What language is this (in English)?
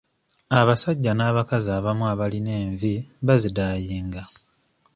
Ganda